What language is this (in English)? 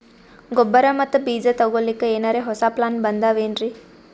Kannada